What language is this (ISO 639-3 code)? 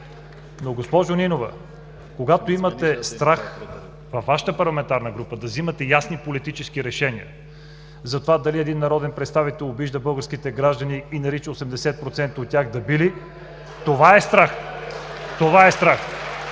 bul